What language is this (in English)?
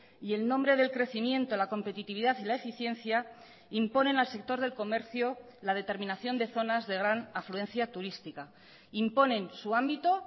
Spanish